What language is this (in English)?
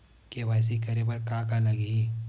Chhattisgarhi